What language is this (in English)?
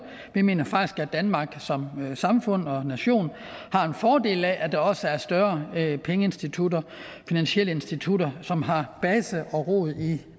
Danish